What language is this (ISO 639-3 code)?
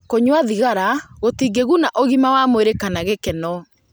kik